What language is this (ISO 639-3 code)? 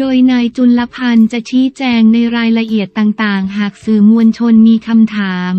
tha